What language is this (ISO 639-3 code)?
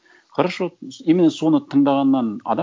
kaz